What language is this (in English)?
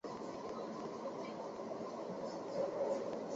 Chinese